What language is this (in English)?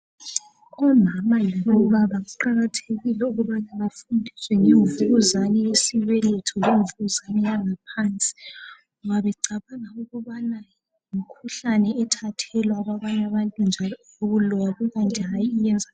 North Ndebele